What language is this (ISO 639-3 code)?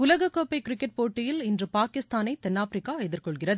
tam